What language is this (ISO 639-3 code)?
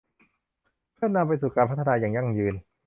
tha